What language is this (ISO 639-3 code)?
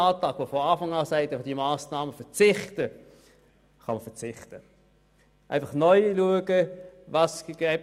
gsw